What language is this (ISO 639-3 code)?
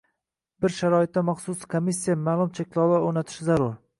uzb